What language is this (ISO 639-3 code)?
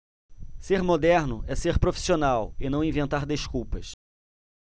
por